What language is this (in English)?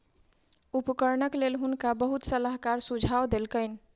Maithili